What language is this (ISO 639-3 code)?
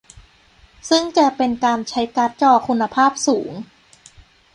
tha